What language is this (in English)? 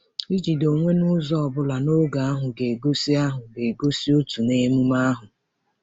Igbo